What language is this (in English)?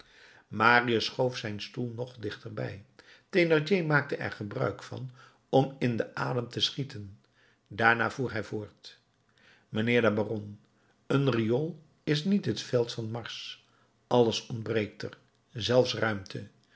Dutch